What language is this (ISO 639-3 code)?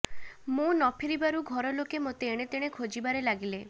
ori